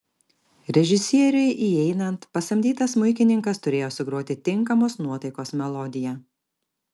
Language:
Lithuanian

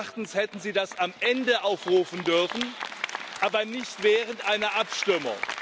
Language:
German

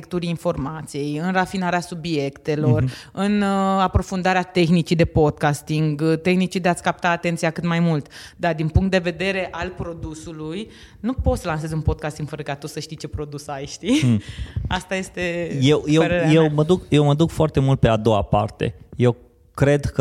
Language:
Romanian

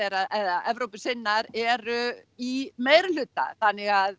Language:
Icelandic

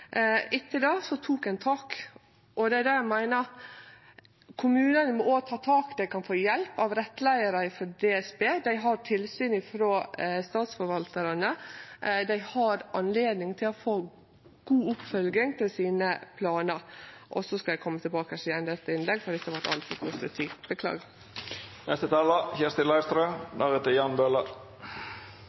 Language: Norwegian Nynorsk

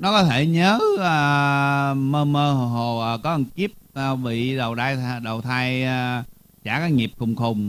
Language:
Vietnamese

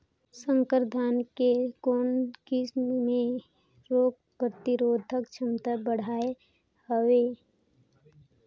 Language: Chhattisgarhi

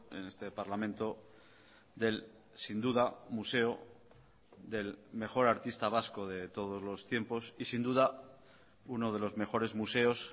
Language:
Spanish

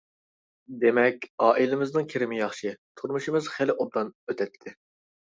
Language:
Uyghur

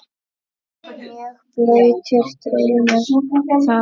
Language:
Icelandic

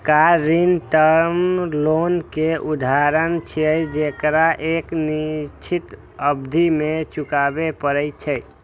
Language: Maithili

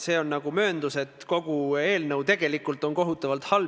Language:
Estonian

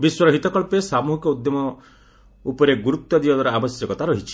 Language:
Odia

